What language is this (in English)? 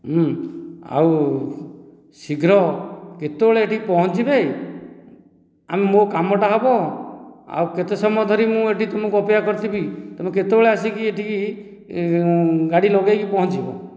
Odia